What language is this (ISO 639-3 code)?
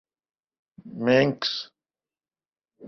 urd